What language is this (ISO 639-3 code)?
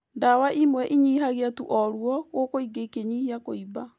kik